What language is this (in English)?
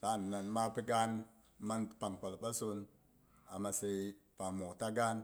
Boghom